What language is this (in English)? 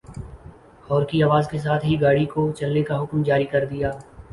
Urdu